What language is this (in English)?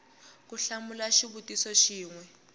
Tsonga